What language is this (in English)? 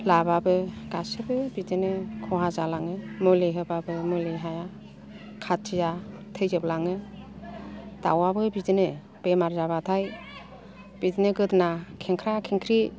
Bodo